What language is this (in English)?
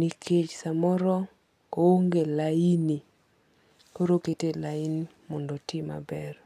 Luo (Kenya and Tanzania)